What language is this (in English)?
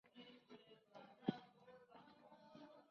Spanish